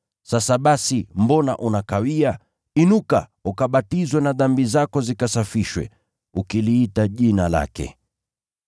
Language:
Swahili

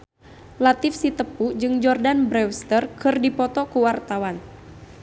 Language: Sundanese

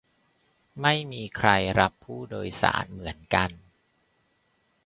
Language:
Thai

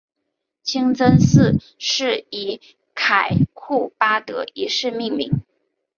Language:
Chinese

